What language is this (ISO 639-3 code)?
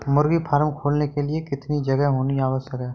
hin